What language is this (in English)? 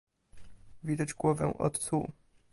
Polish